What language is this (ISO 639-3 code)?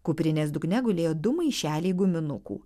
lit